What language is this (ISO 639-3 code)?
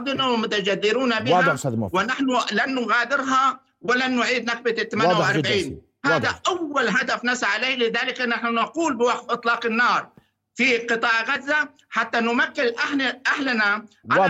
ara